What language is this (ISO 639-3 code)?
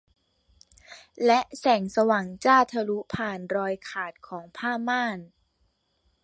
tha